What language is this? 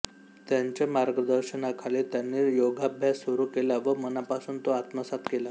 Marathi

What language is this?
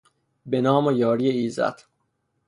Persian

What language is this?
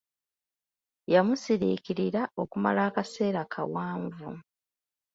Ganda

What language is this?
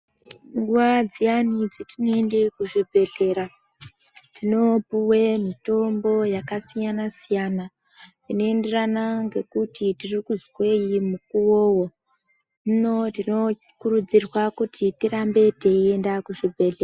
Ndau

